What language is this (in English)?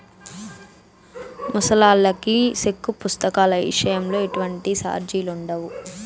Telugu